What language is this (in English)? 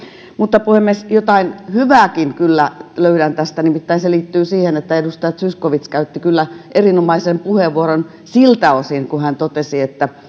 Finnish